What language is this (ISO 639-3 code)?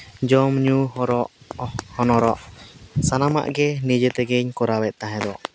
sat